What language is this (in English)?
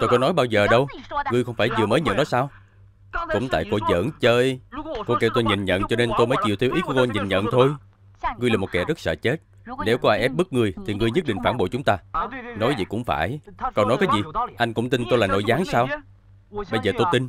Vietnamese